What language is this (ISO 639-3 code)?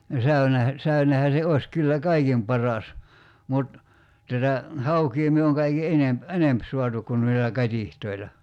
fin